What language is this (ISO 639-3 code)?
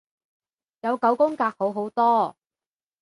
yue